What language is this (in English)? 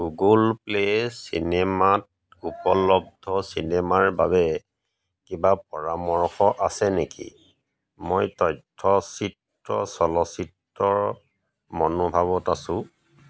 Assamese